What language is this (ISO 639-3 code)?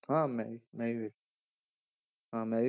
pan